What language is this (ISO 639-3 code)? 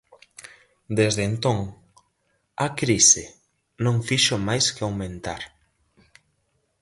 glg